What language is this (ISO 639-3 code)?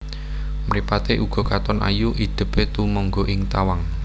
jav